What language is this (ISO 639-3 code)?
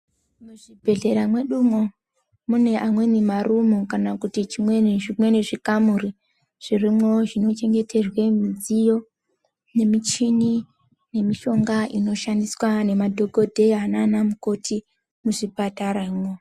ndc